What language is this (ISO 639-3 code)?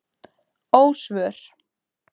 isl